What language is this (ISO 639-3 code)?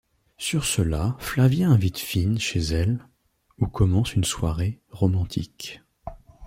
fra